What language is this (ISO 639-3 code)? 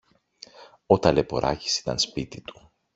ell